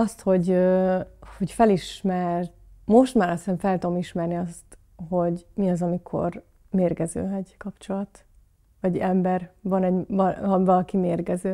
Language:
Hungarian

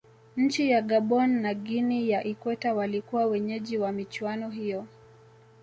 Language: Swahili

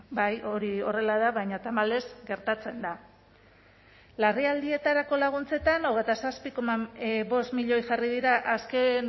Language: Basque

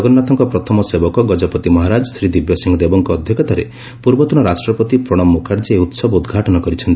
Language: Odia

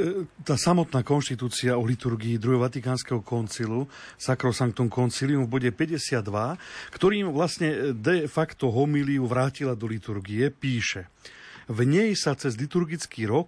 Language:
Slovak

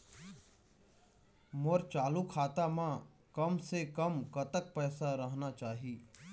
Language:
Chhattisgarhi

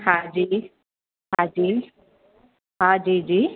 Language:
Sindhi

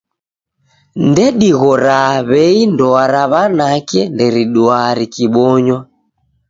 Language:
Taita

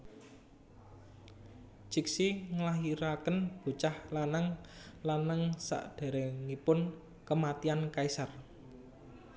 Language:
Javanese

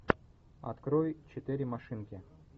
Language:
Russian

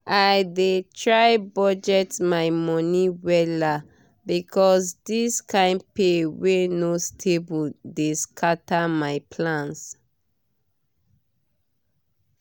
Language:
Nigerian Pidgin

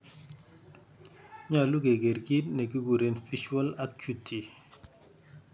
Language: Kalenjin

